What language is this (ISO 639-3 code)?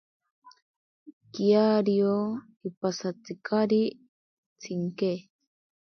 prq